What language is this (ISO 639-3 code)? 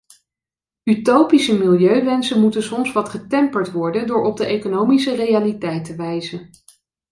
nld